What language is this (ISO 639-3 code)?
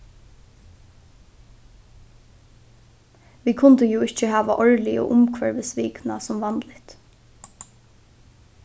fao